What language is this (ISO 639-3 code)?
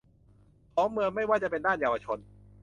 tha